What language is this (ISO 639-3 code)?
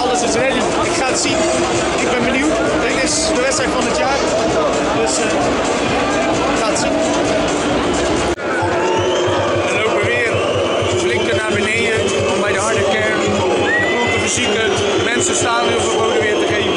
nld